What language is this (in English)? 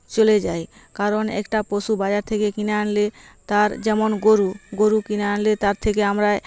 Bangla